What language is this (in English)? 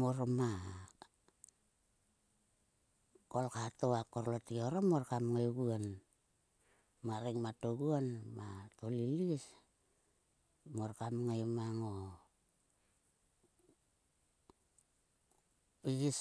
Sulka